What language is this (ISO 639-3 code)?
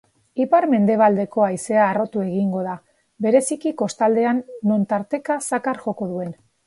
eus